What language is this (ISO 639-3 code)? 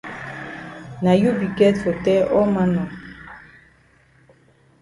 wes